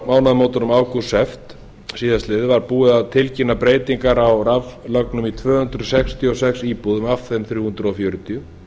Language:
Icelandic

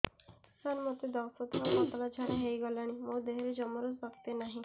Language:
Odia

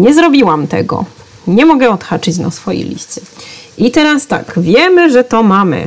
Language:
Polish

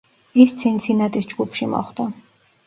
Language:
Georgian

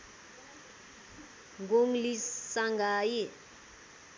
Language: Nepali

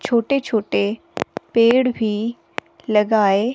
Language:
Hindi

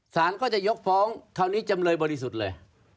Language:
Thai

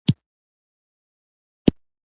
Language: Pashto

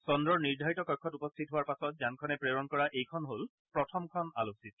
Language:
Assamese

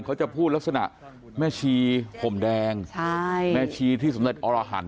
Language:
Thai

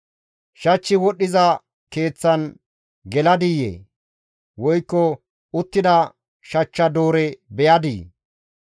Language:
Gamo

